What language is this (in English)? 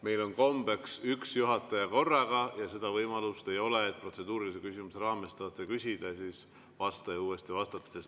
Estonian